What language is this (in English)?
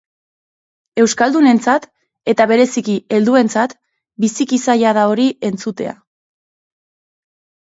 Basque